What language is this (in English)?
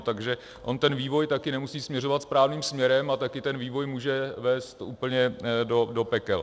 Czech